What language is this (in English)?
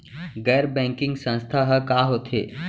Chhattisgarhi